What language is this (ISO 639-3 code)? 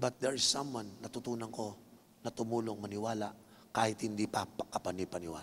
fil